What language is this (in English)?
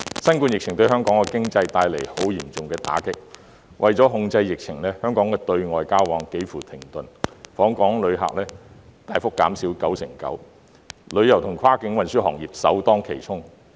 Cantonese